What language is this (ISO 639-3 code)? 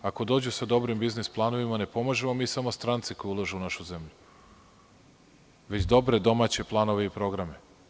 srp